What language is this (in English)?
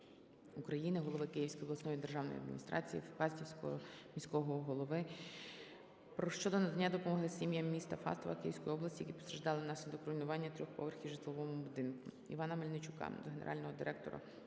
Ukrainian